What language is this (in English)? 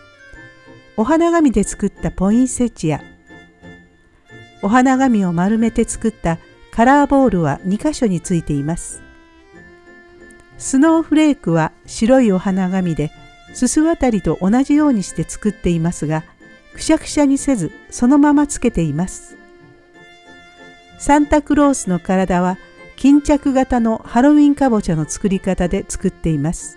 Japanese